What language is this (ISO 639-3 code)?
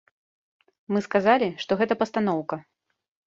bel